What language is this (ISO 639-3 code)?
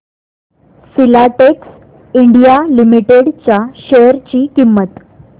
mar